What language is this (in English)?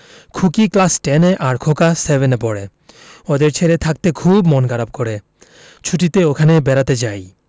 Bangla